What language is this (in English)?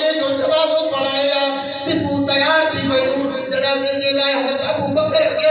Indonesian